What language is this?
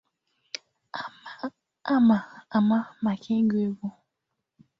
Igbo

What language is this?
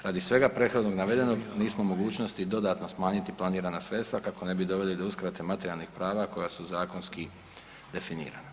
Croatian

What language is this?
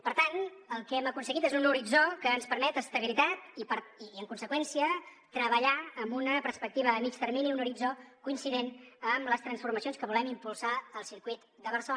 Catalan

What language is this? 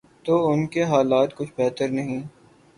Urdu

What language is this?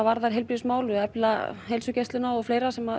Icelandic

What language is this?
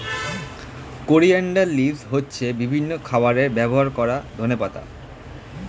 Bangla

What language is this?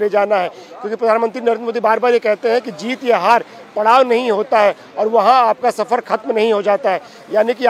Hindi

